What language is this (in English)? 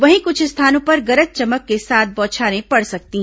Hindi